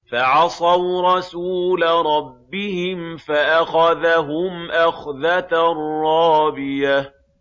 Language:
Arabic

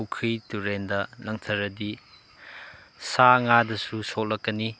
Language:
Manipuri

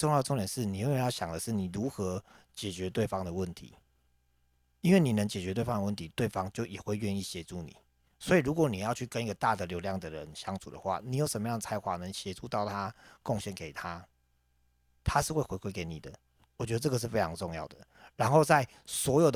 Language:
Chinese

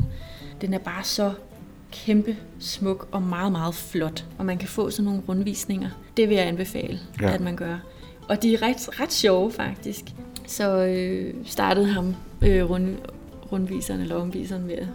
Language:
Danish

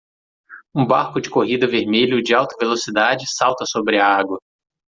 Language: Portuguese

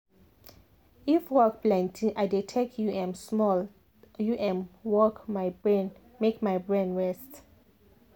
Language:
Nigerian Pidgin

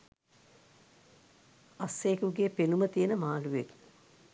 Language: Sinhala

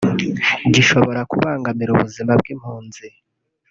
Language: Kinyarwanda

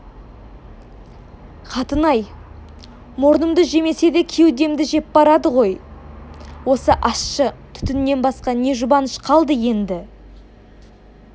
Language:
Kazakh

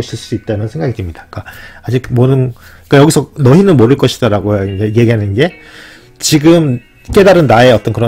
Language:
Korean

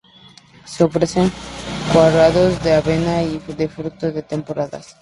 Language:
Spanish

